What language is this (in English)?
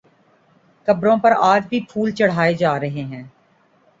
Urdu